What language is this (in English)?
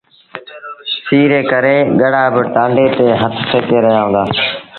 Sindhi Bhil